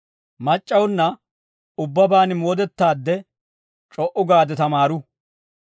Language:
Dawro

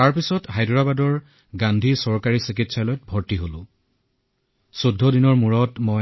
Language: Assamese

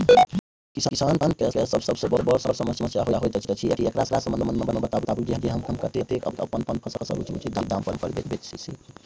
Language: Maithili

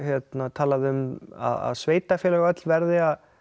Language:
Icelandic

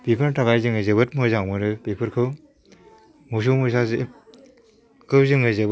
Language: Bodo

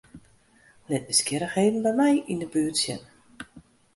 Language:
Western Frisian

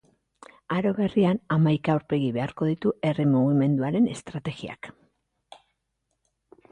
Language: Basque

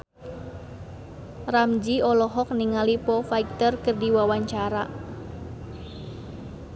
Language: Sundanese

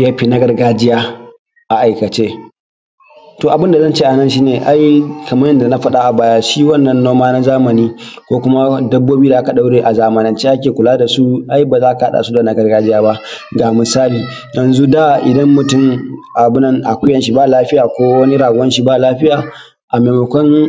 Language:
Hausa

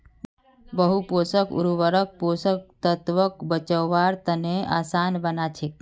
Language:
Magahi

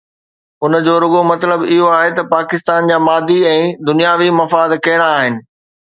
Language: Sindhi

